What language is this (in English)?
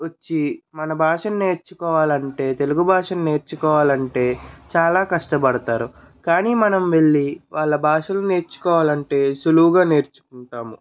Telugu